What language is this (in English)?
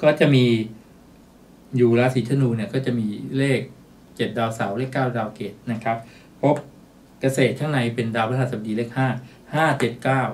Thai